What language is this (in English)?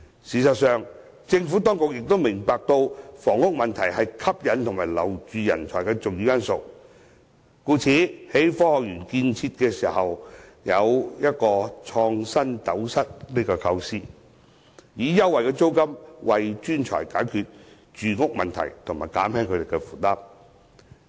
Cantonese